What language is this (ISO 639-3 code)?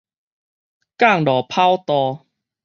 nan